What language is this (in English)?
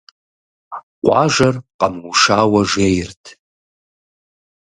Kabardian